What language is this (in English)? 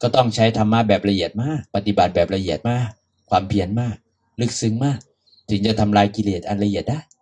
Thai